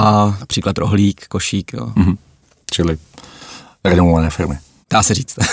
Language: Czech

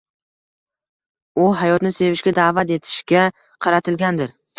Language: Uzbek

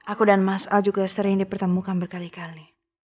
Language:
Indonesian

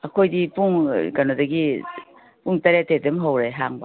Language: Manipuri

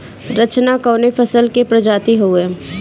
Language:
Bhojpuri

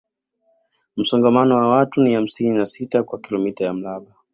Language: Swahili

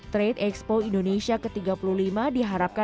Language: Indonesian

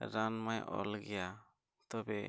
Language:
Santali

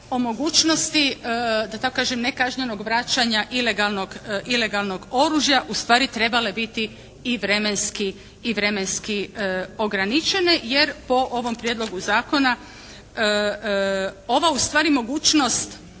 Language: Croatian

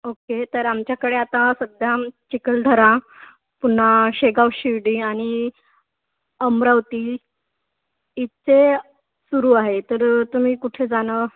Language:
Marathi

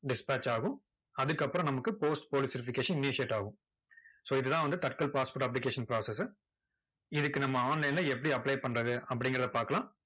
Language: Tamil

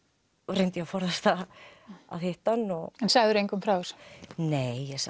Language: Icelandic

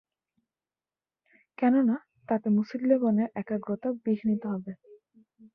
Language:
Bangla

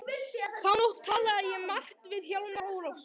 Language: Icelandic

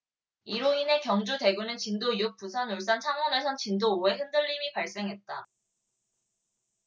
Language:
Korean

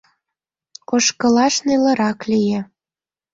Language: Mari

